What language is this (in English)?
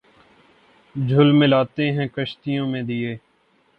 Urdu